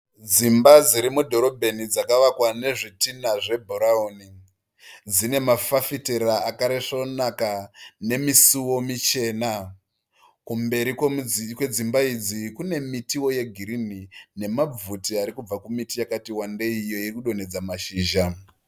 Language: Shona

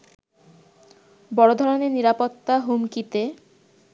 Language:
Bangla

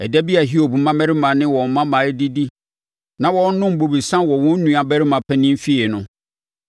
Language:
Akan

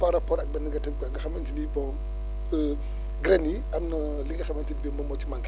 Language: Wolof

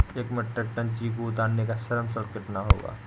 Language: Hindi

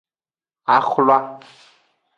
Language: Aja (Benin)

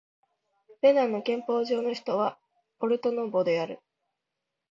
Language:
Japanese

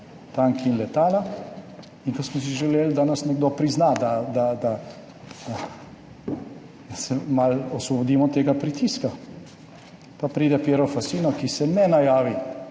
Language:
Slovenian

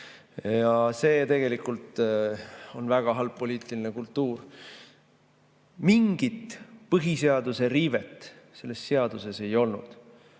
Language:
Estonian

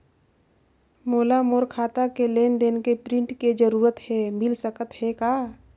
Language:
Chhattisgarhi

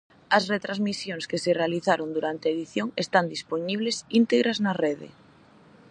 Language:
Galician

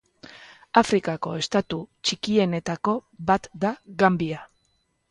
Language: Basque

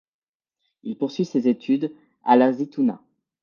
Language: French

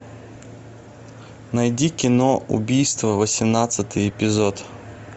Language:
Russian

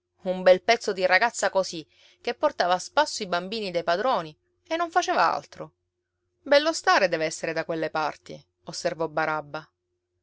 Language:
Italian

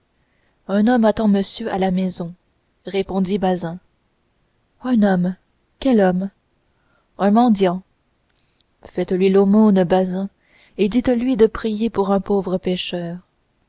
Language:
French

